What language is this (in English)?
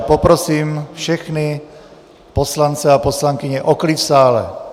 Czech